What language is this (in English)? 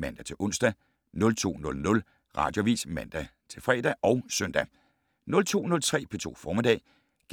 Danish